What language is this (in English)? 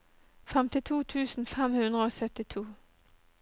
Norwegian